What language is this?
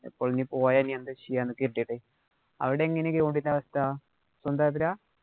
Malayalam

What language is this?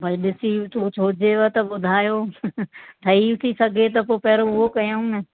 Sindhi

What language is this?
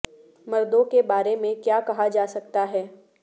Urdu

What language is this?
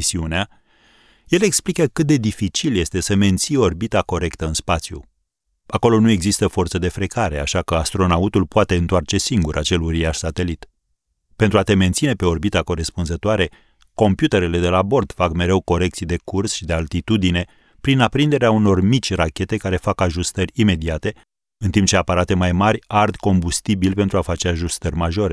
Romanian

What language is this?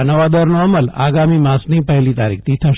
Gujarati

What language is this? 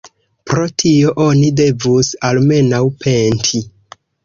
Esperanto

